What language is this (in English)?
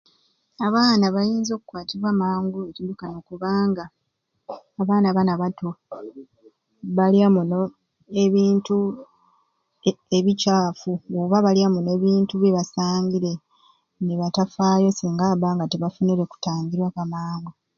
Ruuli